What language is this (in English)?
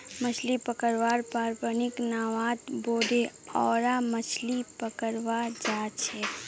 Magahi